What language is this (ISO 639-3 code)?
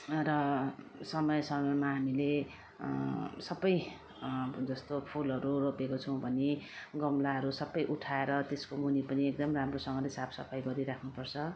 nep